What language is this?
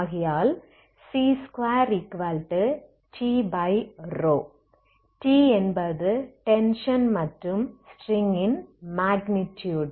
Tamil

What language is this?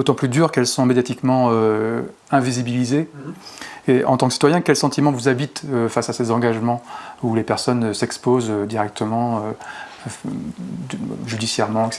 French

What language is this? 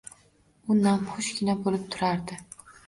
Uzbek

